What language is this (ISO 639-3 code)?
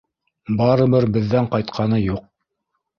bak